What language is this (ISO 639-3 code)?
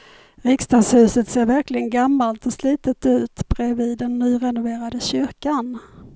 swe